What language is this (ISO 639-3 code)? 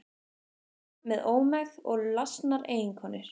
isl